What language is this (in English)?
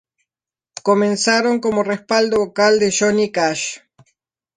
Spanish